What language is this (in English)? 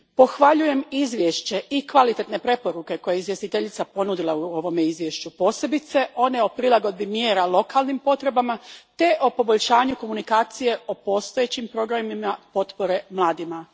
Croatian